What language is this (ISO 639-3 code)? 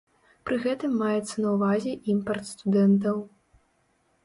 bel